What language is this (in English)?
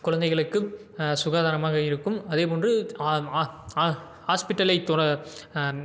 Tamil